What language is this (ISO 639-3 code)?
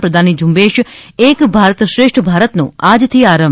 guj